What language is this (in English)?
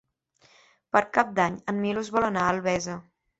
Catalan